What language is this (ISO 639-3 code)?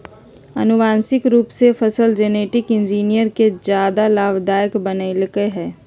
mag